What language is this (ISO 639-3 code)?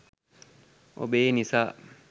sin